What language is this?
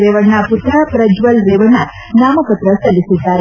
Kannada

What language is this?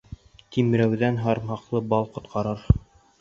Bashkir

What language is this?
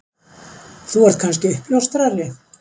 Icelandic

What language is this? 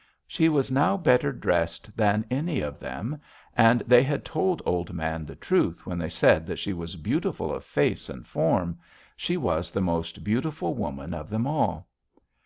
English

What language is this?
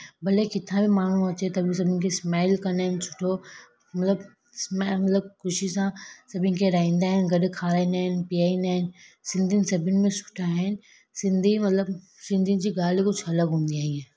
Sindhi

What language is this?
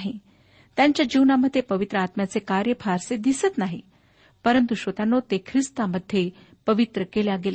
Marathi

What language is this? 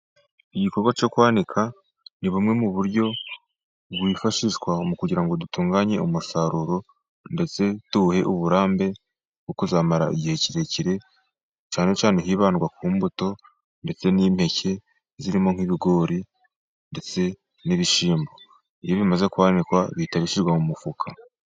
Kinyarwanda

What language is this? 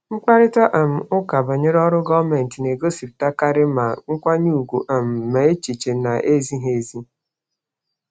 Igbo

